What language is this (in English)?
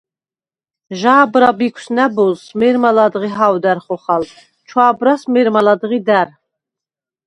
Svan